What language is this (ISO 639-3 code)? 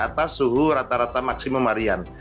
ind